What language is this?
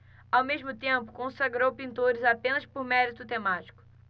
Portuguese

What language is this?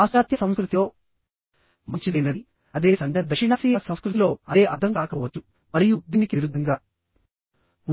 Telugu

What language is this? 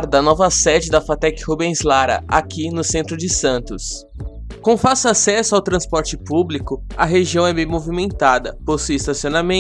Portuguese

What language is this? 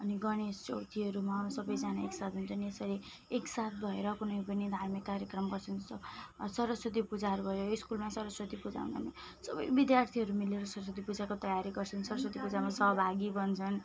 Nepali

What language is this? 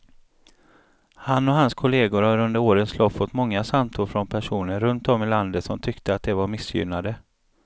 Swedish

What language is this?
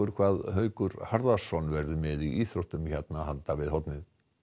Icelandic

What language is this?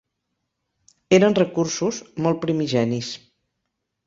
Catalan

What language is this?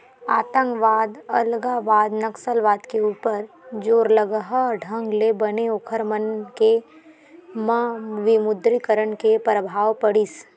Chhattisgarhi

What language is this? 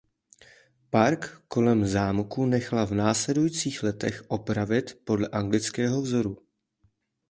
Czech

